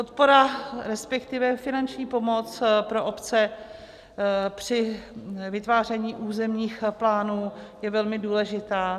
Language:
Czech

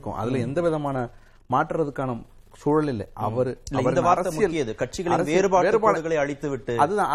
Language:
Tamil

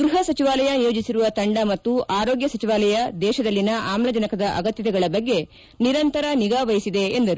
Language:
Kannada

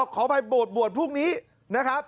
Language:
Thai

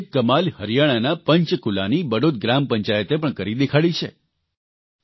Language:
Gujarati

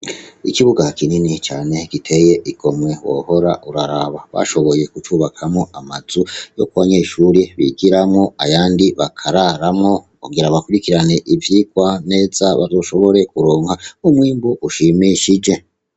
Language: Rundi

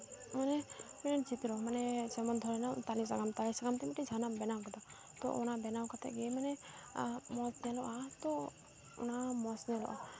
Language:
Santali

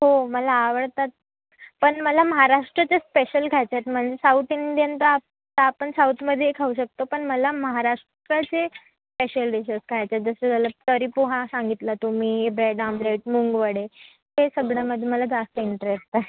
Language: Marathi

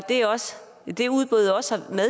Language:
Danish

